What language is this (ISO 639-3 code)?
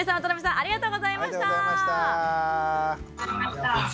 jpn